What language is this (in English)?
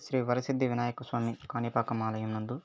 Telugu